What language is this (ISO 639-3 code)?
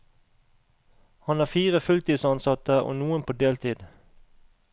nor